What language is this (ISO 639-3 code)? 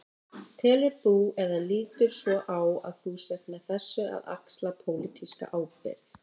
isl